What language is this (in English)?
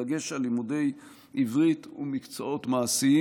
Hebrew